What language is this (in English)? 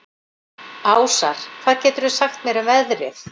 Icelandic